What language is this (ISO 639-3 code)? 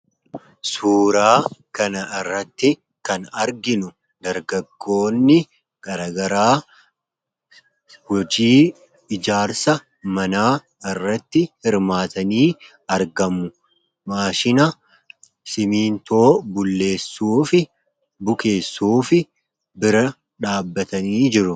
orm